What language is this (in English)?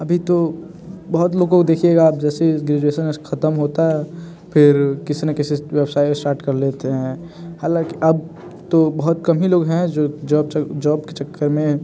Hindi